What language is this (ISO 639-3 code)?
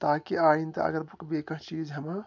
kas